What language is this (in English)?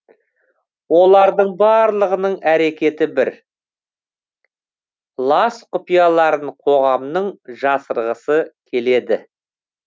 Kazakh